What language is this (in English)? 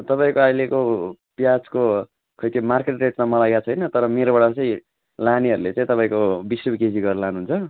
Nepali